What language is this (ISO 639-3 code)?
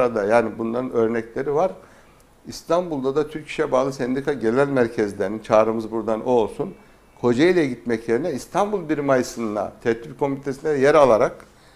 tur